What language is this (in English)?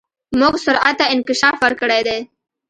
Pashto